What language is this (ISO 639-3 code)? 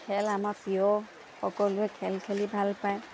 asm